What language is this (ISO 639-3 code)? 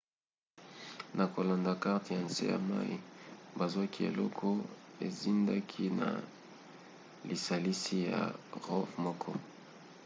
lin